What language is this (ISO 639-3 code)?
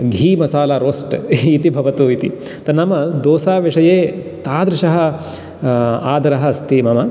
san